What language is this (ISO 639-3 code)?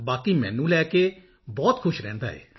pan